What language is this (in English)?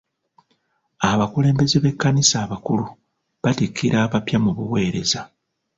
Ganda